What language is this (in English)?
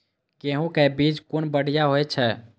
Maithili